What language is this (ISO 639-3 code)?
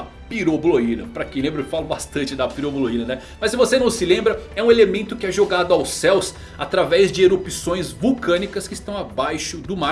por